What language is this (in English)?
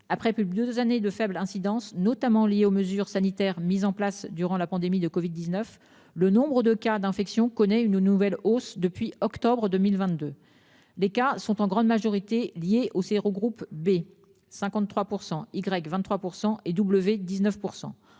French